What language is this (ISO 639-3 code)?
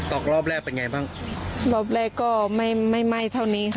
tha